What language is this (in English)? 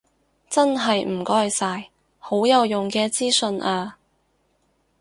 Cantonese